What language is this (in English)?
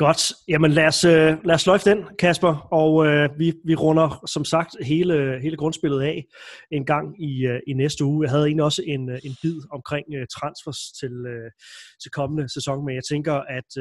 Danish